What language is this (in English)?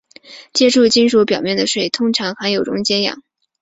Chinese